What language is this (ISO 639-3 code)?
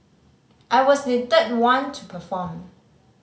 eng